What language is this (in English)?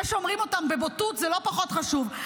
Hebrew